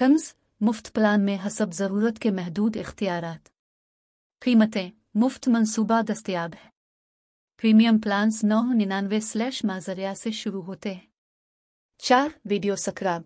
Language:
Hindi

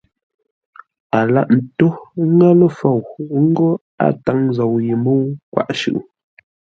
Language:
Ngombale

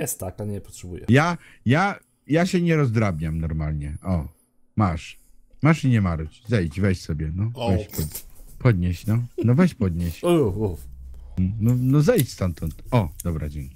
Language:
Polish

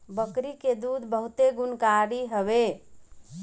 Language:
Bhojpuri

